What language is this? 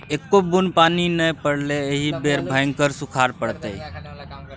Maithili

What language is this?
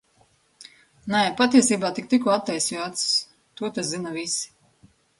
Latvian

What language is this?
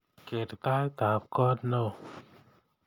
Kalenjin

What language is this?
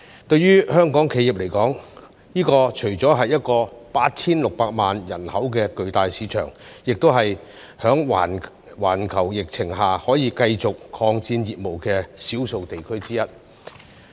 Cantonese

